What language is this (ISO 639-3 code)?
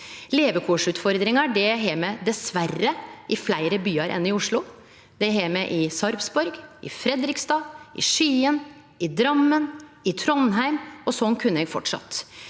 nor